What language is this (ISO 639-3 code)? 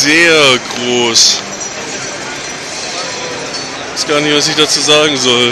deu